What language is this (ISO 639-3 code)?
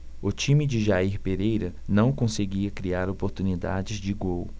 por